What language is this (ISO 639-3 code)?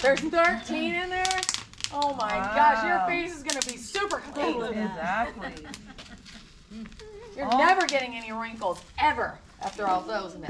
eng